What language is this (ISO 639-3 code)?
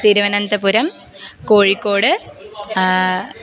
san